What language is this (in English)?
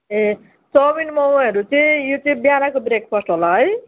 Nepali